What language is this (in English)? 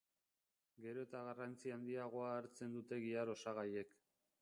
Basque